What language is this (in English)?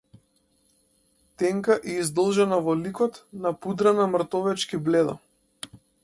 Macedonian